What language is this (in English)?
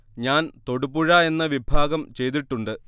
Malayalam